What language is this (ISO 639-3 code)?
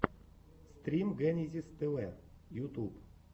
rus